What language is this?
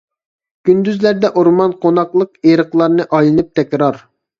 Uyghur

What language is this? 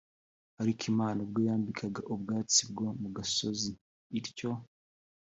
Kinyarwanda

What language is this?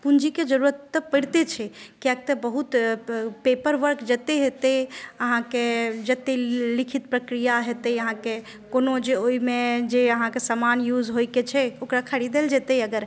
Maithili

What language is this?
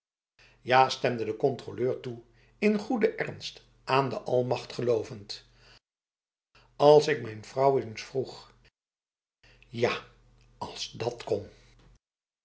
Dutch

